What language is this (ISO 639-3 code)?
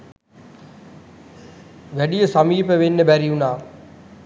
sin